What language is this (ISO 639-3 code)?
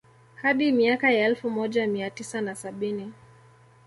swa